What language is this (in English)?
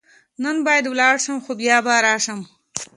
Pashto